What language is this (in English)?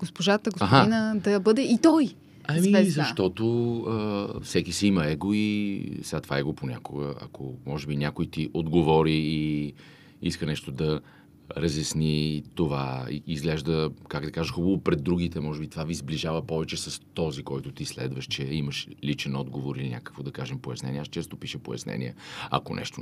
Bulgarian